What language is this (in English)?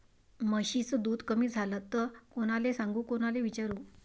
Marathi